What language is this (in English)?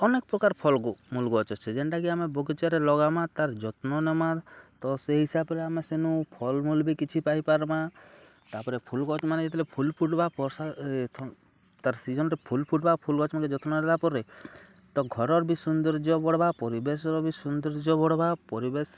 Odia